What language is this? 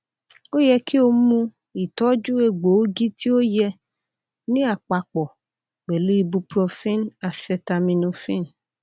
Yoruba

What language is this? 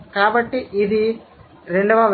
Telugu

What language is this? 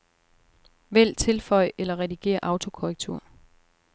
Danish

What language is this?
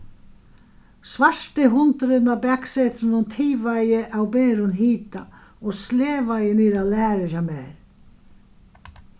Faroese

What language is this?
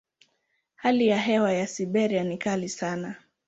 Swahili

